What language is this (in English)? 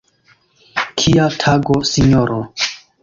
Esperanto